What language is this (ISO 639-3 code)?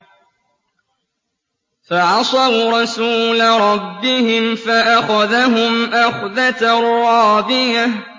ara